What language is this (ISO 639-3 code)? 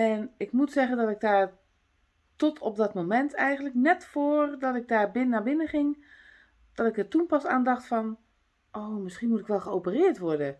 nld